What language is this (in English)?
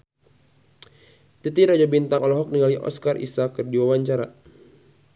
Sundanese